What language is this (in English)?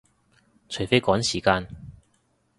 Cantonese